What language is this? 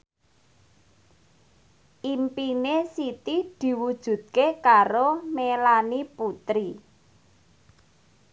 Javanese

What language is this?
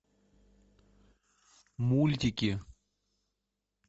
Russian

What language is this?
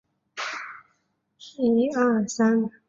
Chinese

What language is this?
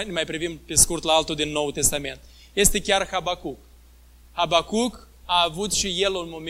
Romanian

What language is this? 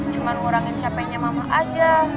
Indonesian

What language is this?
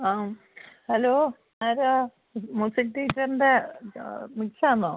Malayalam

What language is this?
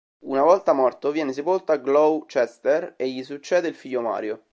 Italian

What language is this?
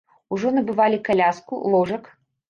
Belarusian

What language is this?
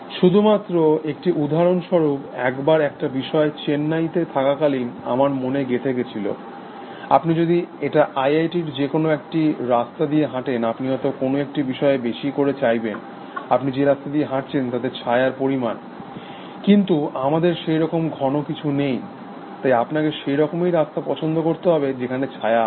Bangla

